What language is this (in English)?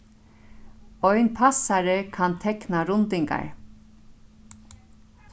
Faroese